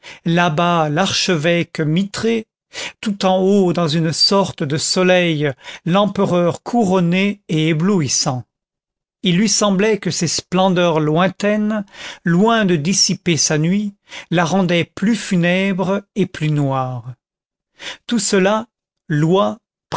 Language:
French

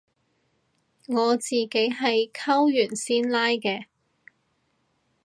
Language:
Cantonese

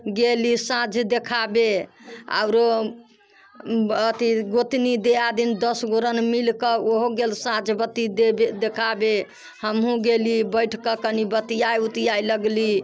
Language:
Maithili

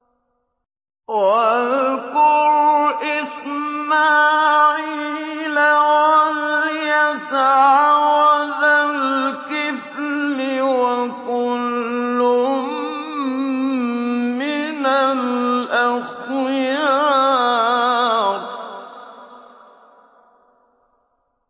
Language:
Arabic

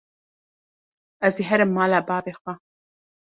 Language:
Kurdish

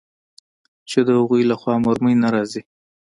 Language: Pashto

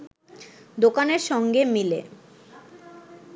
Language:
Bangla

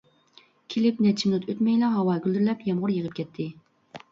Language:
Uyghur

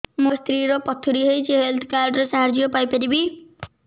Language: Odia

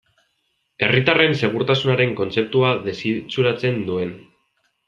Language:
Basque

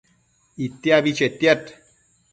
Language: Matsés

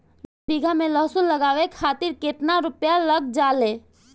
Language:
Bhojpuri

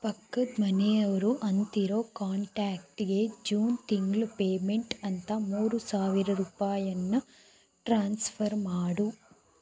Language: Kannada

